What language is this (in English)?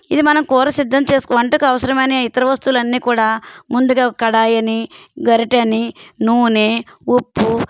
Telugu